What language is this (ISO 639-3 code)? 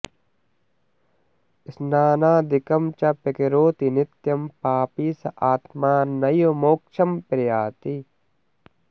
san